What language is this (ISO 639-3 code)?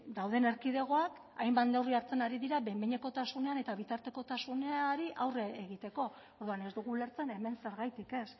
eus